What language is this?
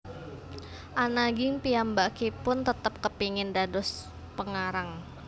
Javanese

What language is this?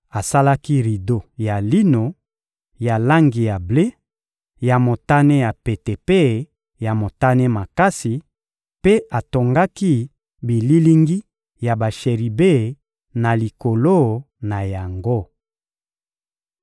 Lingala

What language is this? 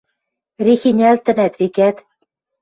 Western Mari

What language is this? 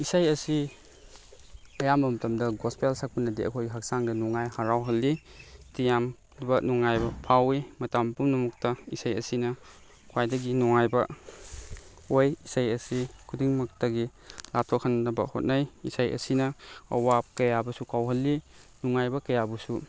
Manipuri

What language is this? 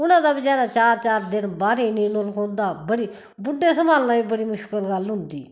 Dogri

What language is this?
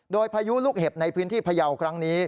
Thai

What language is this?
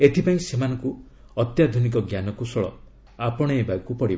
Odia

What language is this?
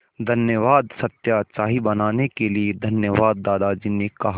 Hindi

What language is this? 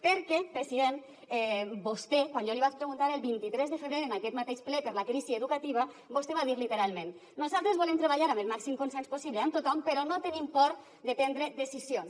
Catalan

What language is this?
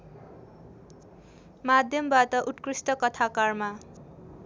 Nepali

